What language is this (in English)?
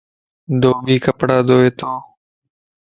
Lasi